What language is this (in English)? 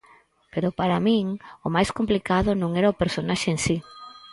Galician